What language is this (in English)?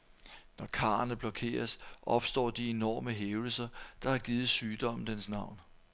Danish